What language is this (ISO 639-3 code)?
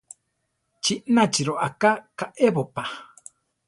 tar